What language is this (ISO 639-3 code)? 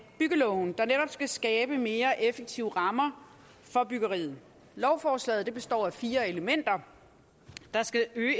dan